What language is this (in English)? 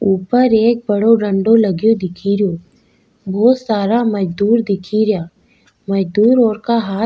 Rajasthani